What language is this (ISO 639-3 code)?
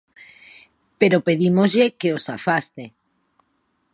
glg